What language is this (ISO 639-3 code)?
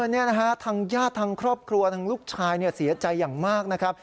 tha